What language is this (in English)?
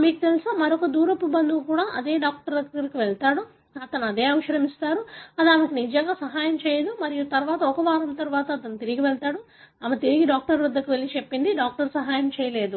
Telugu